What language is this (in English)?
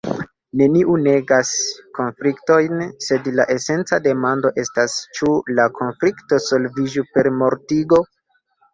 Esperanto